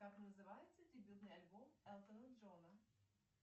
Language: Russian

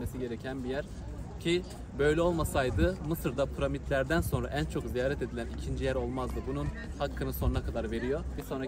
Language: Turkish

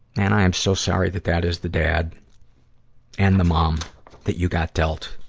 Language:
English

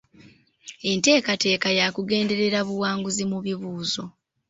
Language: Ganda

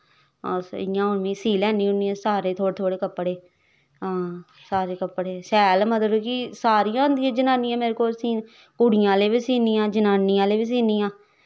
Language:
Dogri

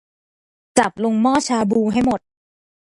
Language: Thai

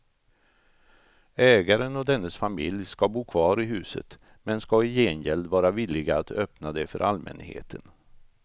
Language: Swedish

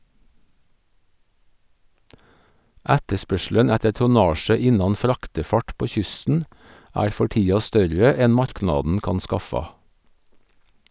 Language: Norwegian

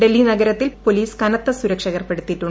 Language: Malayalam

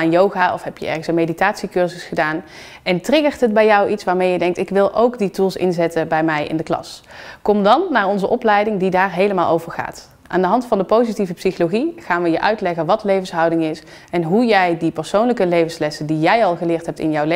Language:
Dutch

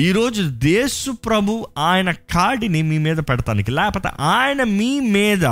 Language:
Telugu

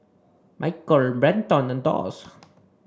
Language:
English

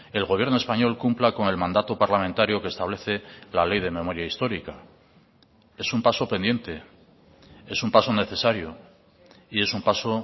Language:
Spanish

